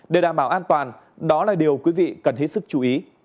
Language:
Vietnamese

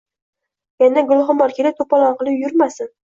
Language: Uzbek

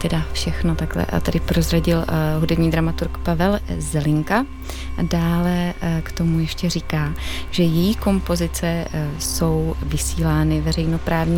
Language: Czech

